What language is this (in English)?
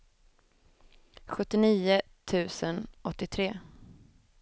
Swedish